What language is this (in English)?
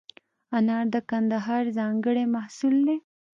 Pashto